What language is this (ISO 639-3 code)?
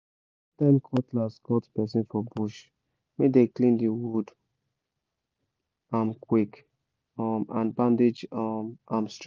pcm